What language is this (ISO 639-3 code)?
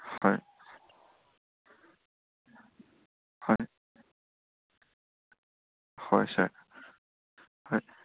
asm